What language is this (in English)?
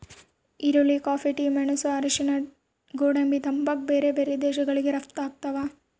Kannada